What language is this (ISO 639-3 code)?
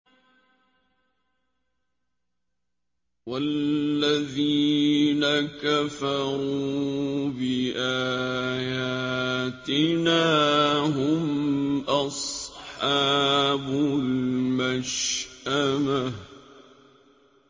ara